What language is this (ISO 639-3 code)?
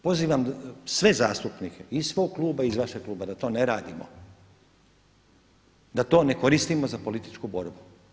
hrv